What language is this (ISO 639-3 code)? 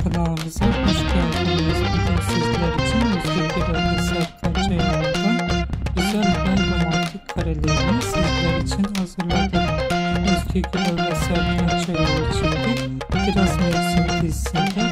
tur